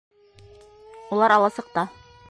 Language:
Bashkir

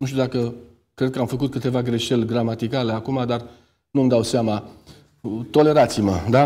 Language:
Romanian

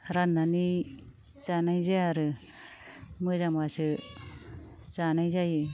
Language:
Bodo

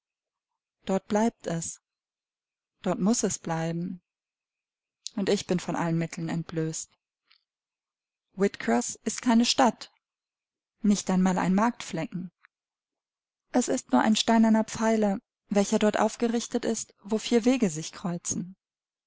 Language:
German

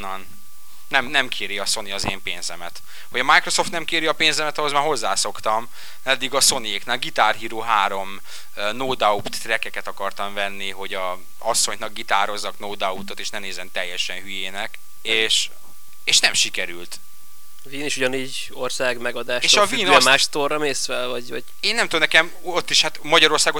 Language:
Hungarian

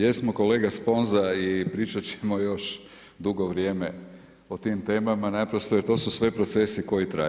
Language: Croatian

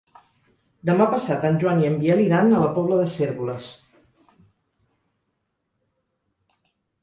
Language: Catalan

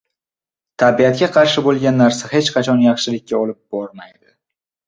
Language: Uzbek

